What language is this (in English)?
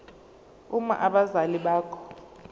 Zulu